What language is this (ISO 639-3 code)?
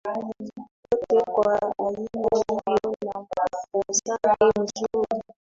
swa